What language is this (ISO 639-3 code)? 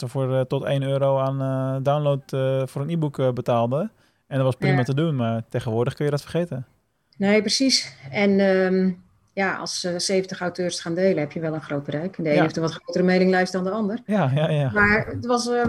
nld